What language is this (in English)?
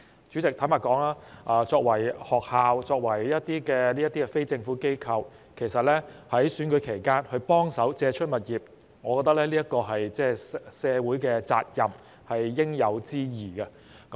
Cantonese